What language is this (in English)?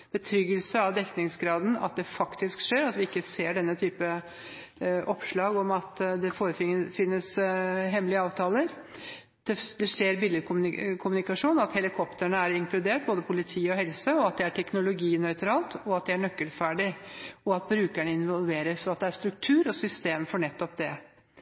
Norwegian Bokmål